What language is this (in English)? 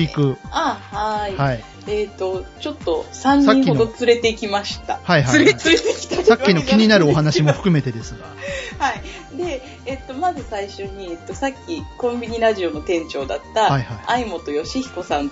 Japanese